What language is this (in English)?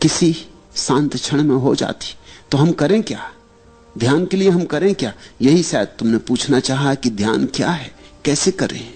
Hindi